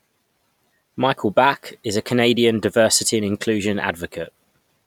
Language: English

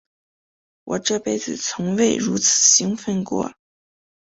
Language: Chinese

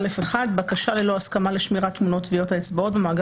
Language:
Hebrew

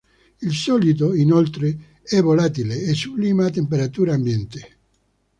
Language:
Italian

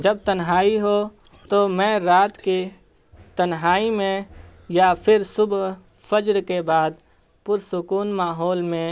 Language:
Urdu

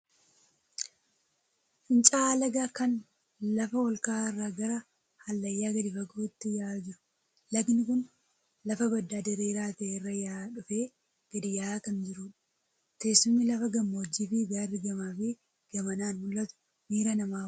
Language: Oromo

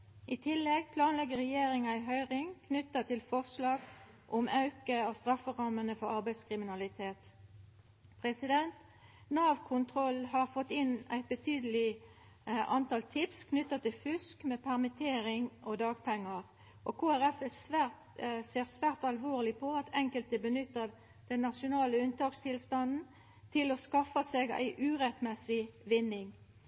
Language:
Norwegian Nynorsk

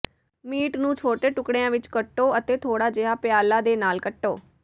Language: Punjabi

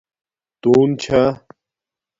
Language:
Domaaki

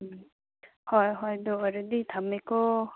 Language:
Manipuri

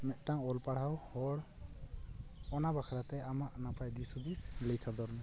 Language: Santali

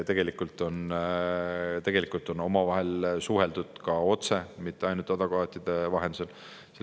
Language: Estonian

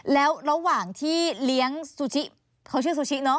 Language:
Thai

